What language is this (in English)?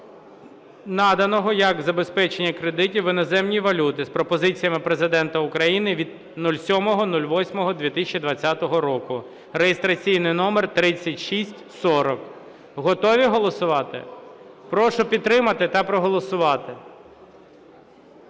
Ukrainian